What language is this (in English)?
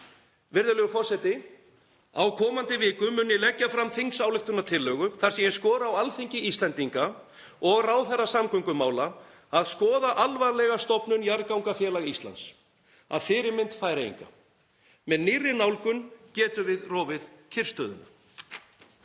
Icelandic